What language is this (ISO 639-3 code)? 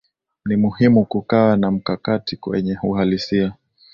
swa